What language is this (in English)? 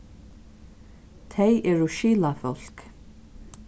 Faroese